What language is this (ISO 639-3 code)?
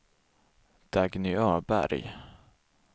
swe